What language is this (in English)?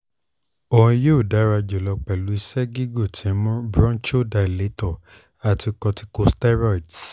Yoruba